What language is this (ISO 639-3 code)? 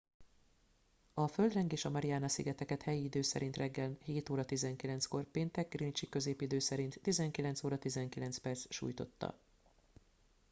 hun